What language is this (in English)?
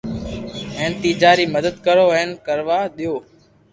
Loarki